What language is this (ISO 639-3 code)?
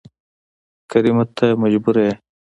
pus